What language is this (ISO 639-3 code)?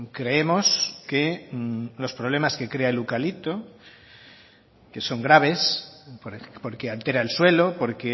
spa